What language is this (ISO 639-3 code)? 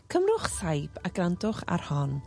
cym